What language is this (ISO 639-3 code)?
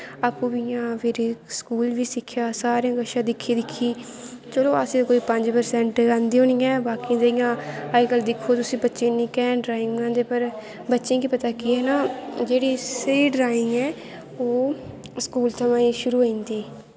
doi